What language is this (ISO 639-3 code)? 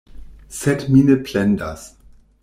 epo